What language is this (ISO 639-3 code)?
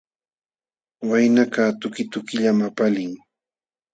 qxw